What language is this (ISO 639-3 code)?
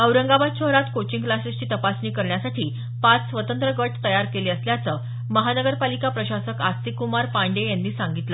mar